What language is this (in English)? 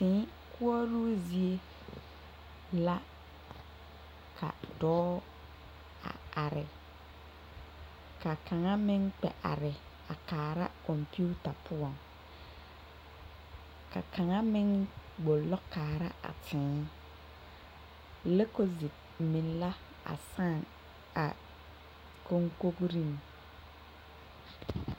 Southern Dagaare